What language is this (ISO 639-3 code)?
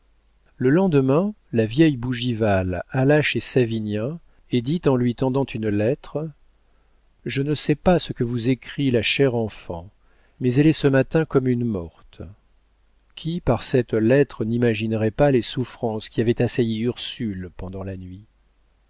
fra